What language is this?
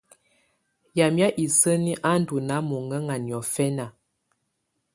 Tunen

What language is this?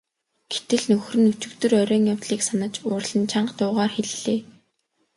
Mongolian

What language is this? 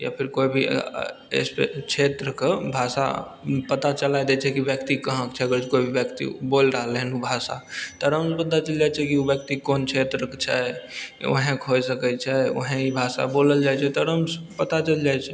Maithili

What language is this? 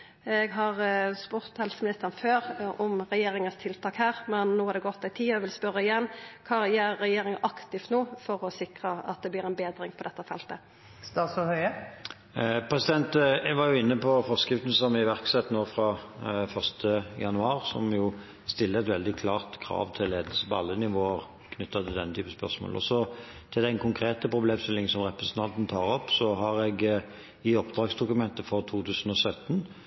Norwegian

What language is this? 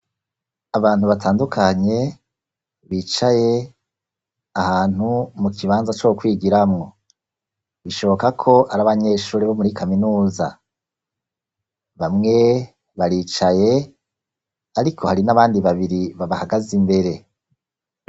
Rundi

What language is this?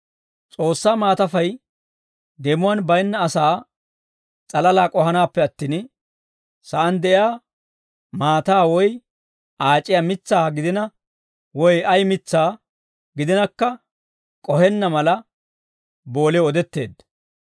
Dawro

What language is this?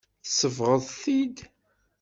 Kabyle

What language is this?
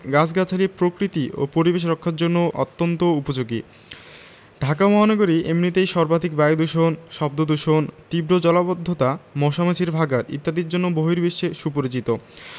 Bangla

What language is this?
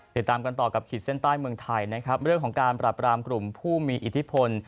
Thai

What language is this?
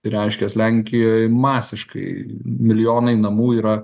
Lithuanian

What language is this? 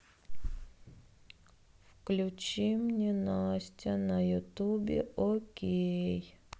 Russian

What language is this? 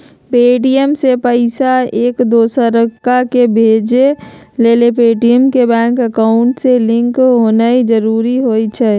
Magahi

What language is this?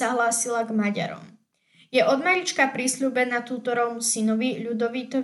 Slovak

